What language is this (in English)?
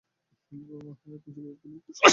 Bangla